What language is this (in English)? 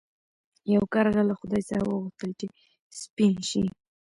Pashto